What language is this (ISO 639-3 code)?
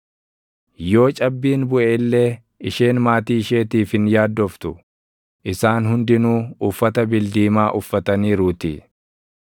orm